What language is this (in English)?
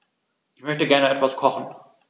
German